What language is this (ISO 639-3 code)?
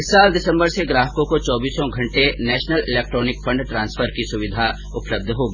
hin